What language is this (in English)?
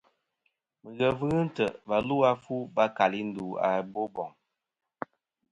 Kom